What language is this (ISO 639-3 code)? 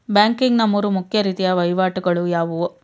kan